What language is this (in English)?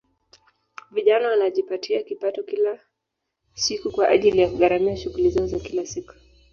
Swahili